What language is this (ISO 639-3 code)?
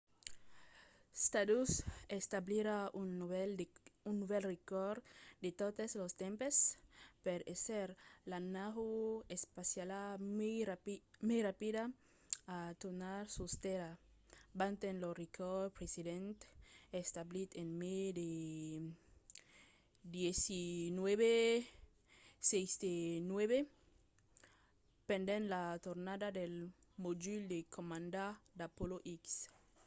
oci